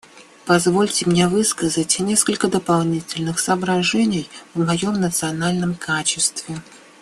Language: Russian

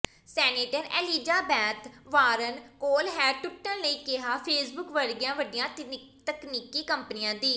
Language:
Punjabi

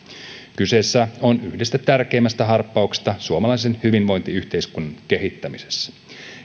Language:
Finnish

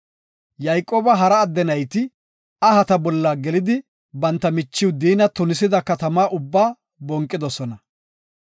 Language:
Gofa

